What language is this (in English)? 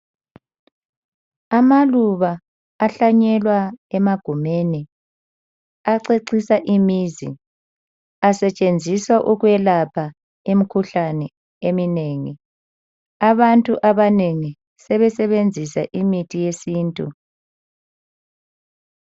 North Ndebele